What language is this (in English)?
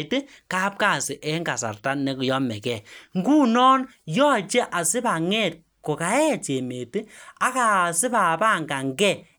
Kalenjin